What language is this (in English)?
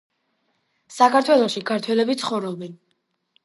Georgian